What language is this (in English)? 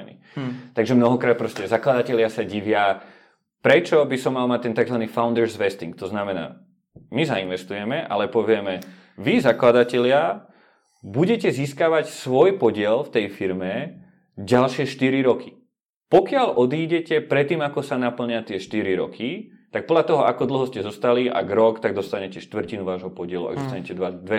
Czech